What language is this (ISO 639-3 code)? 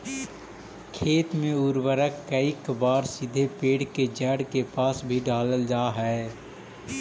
mag